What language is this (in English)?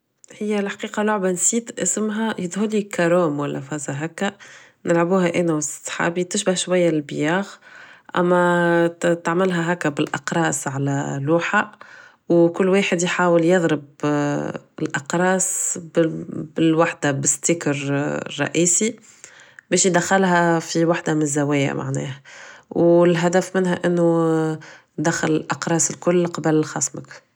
Tunisian Arabic